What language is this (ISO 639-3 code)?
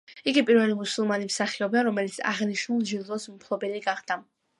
kat